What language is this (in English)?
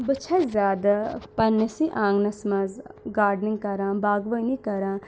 Kashmiri